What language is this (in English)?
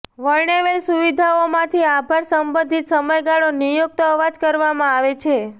Gujarati